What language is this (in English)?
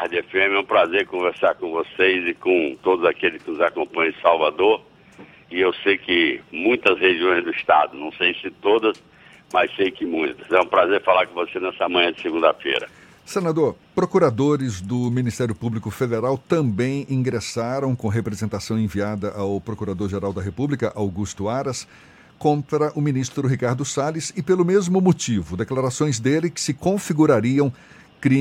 Portuguese